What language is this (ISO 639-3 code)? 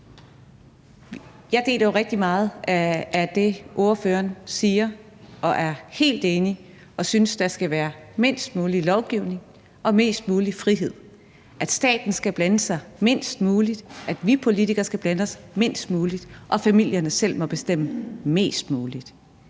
dan